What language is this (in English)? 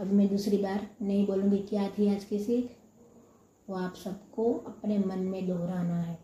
Hindi